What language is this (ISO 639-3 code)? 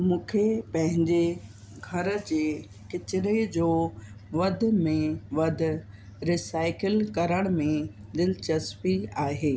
snd